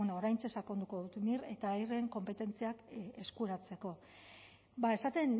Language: Basque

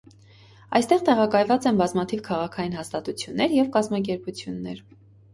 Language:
Armenian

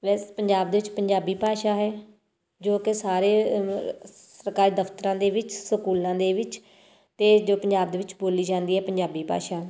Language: Punjabi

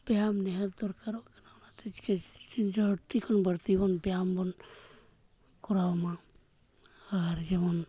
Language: Santali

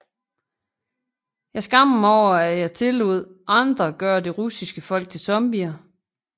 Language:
Danish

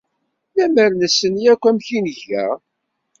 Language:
Kabyle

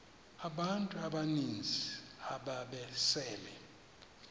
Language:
Xhosa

